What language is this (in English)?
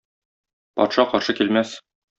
Tatar